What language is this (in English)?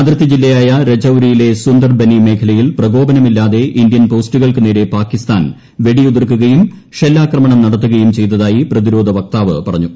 Malayalam